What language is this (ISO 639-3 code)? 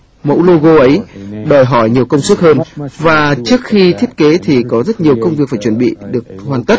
vie